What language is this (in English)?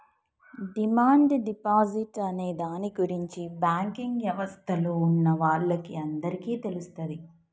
Telugu